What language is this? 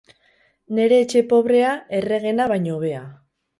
Basque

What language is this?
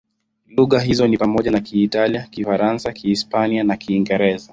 Swahili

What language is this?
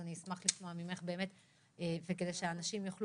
Hebrew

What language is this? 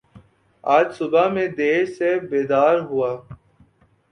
Urdu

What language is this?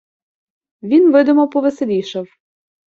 Ukrainian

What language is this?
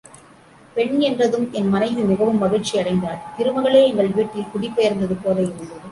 Tamil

